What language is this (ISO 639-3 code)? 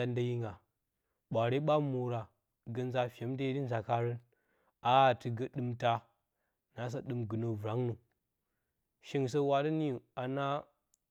bcy